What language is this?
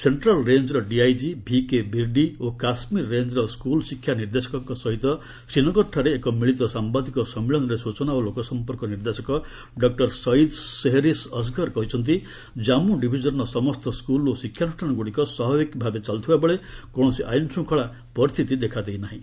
Odia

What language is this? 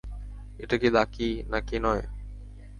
Bangla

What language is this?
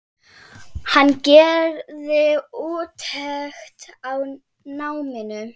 Icelandic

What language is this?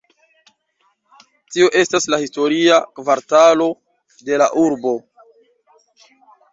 Esperanto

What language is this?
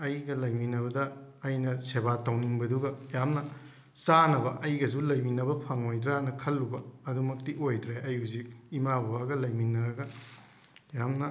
Manipuri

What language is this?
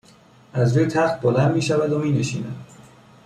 Persian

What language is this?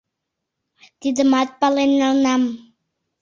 Mari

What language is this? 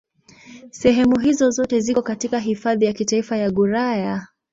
Swahili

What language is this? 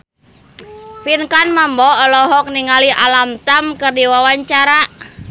Sundanese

